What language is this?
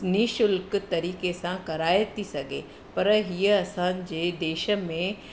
Sindhi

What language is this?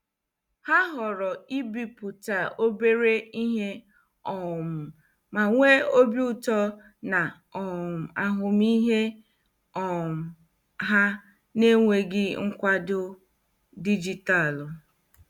Igbo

